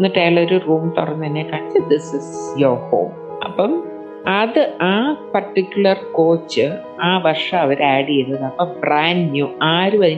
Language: Malayalam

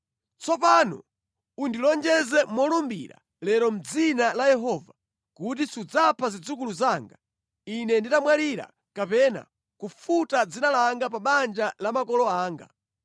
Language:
Nyanja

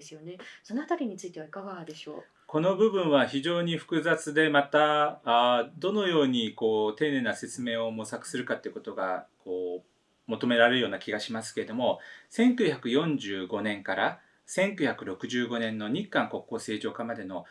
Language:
Japanese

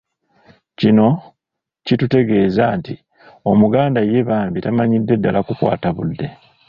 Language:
Ganda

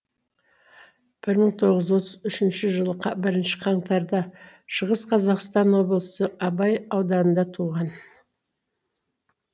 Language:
Kazakh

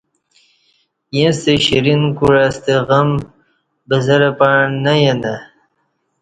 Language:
Kati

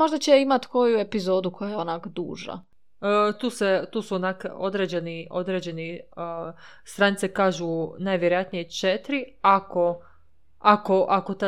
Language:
Croatian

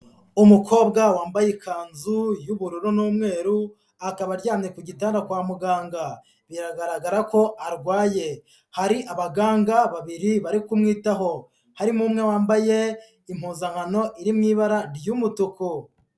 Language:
Kinyarwanda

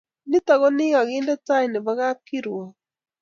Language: Kalenjin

